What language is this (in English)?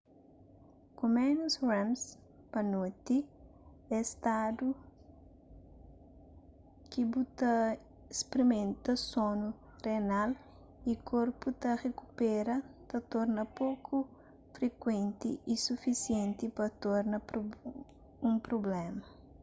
Kabuverdianu